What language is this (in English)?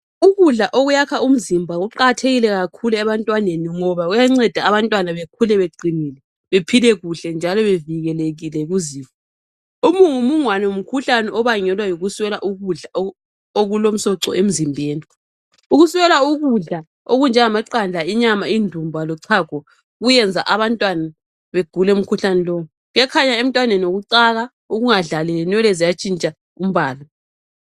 North Ndebele